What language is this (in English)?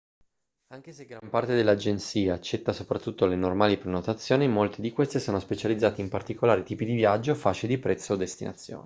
Italian